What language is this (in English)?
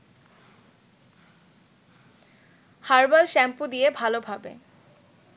Bangla